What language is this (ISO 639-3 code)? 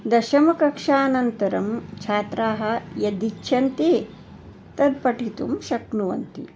san